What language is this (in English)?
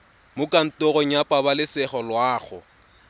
Tswana